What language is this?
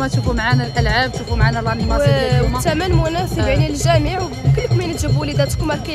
Arabic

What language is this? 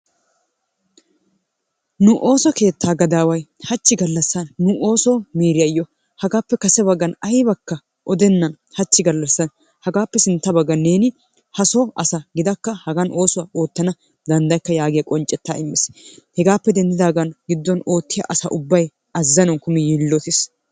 Wolaytta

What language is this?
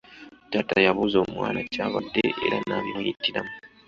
Ganda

